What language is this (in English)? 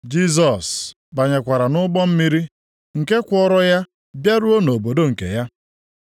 Igbo